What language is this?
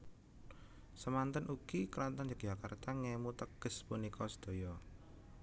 Javanese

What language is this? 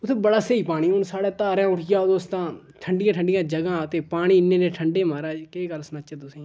Dogri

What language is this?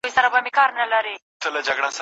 Pashto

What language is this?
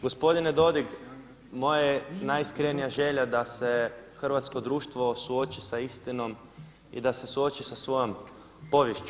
Croatian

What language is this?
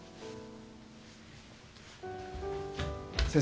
Japanese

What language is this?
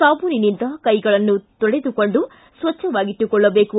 Kannada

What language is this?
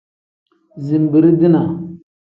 Tem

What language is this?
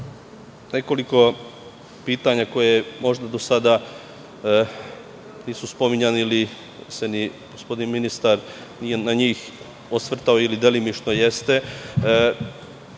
Serbian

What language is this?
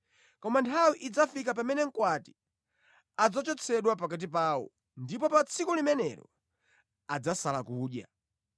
Nyanja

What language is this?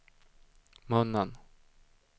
Swedish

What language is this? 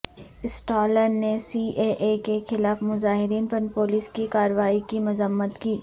Urdu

